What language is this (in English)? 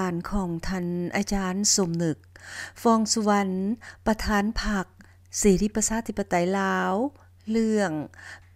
Thai